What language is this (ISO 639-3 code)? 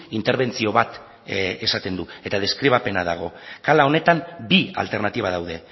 eus